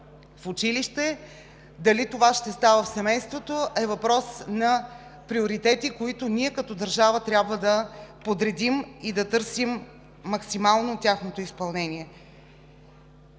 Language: Bulgarian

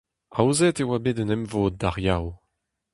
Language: Breton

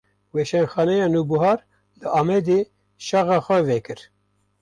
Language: Kurdish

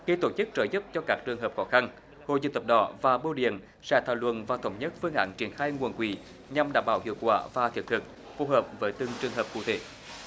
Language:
Vietnamese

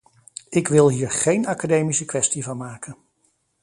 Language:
Dutch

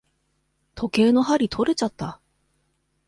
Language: Japanese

